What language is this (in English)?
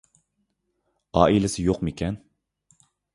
Uyghur